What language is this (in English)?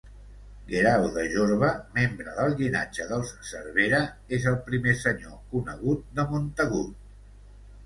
Catalan